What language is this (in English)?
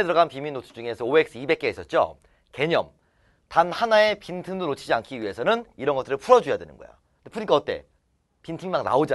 Korean